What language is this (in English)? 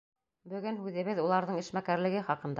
Bashkir